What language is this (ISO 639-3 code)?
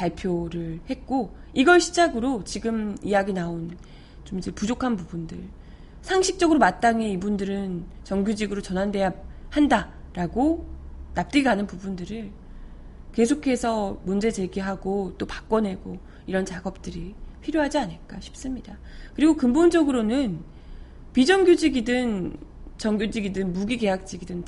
kor